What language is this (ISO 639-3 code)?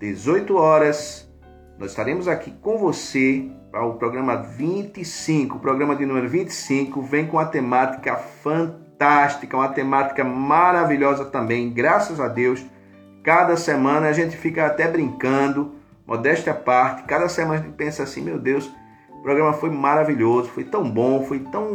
por